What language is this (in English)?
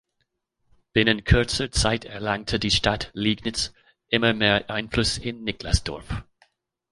German